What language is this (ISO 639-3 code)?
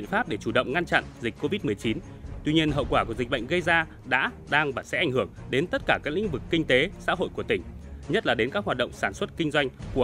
vie